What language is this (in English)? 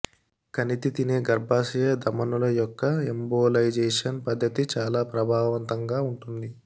Telugu